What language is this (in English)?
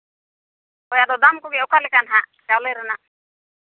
Santali